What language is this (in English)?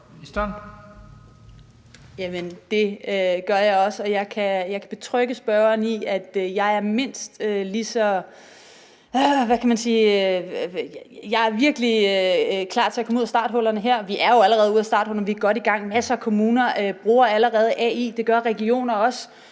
Danish